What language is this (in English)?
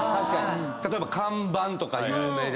Japanese